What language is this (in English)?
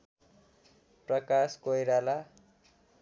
Nepali